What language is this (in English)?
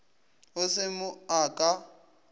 Northern Sotho